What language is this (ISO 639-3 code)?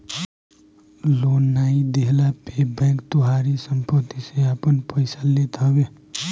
bho